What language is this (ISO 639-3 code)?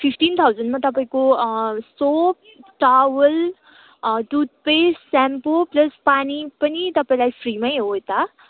nep